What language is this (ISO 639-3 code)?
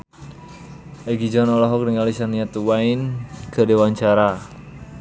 sun